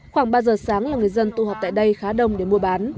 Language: Vietnamese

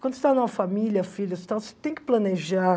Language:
Portuguese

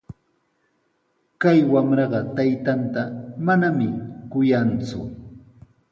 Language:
Sihuas Ancash Quechua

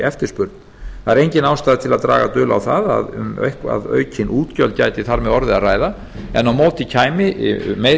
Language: Icelandic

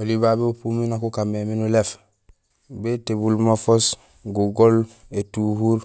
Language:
Gusilay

